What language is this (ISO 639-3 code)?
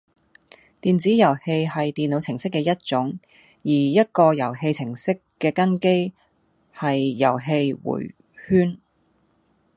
yue